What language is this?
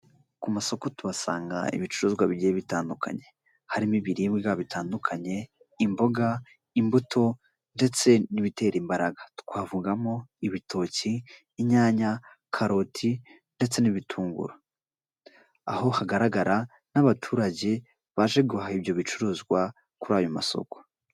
Kinyarwanda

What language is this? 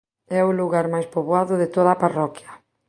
Galician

